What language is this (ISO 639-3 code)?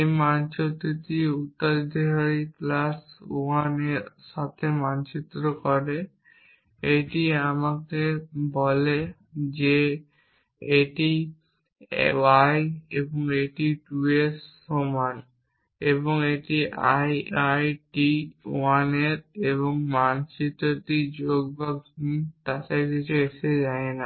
ben